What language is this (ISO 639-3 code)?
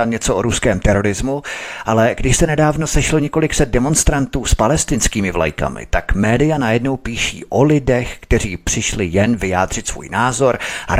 ces